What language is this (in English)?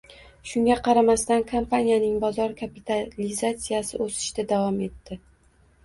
Uzbek